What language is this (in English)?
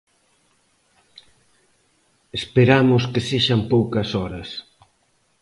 Galician